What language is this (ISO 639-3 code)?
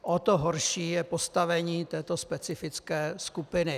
ces